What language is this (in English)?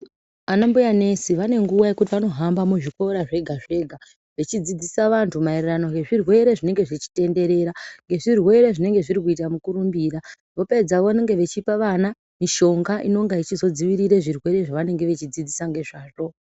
Ndau